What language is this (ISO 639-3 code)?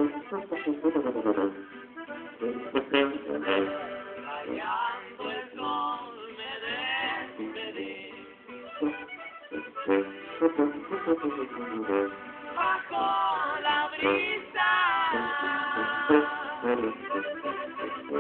ron